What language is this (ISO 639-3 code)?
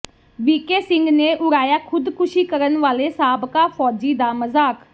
pan